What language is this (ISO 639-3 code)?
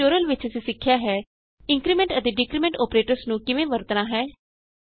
pan